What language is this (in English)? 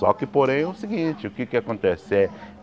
Portuguese